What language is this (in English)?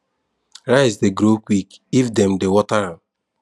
Nigerian Pidgin